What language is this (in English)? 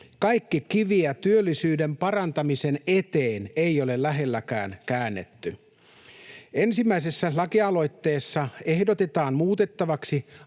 Finnish